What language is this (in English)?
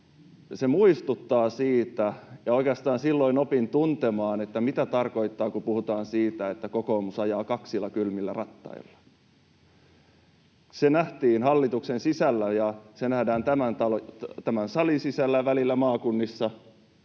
Finnish